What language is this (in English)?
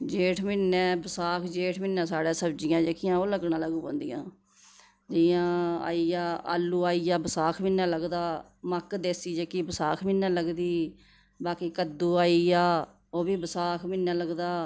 Dogri